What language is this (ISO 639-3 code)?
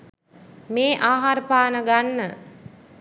sin